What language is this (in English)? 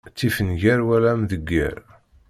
Kabyle